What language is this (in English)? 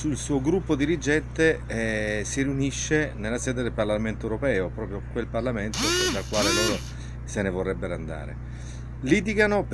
Italian